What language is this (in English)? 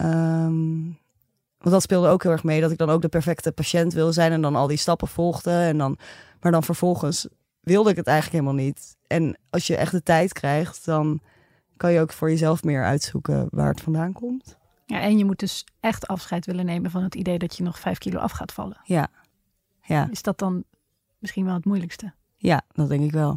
Dutch